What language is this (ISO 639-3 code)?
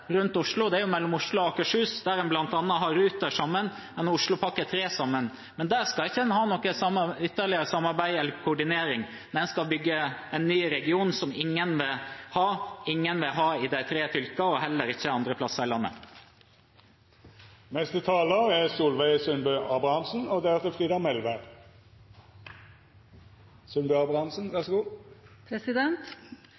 nor